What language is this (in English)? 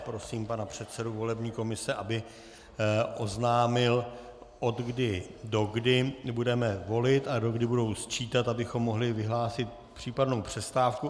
Czech